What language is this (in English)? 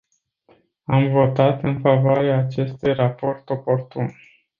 Romanian